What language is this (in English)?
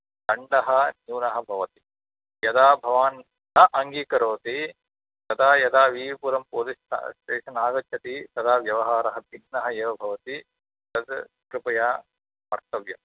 Sanskrit